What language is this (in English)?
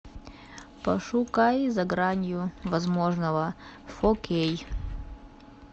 Russian